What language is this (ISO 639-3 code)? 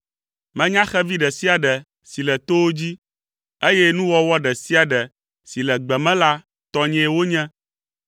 ewe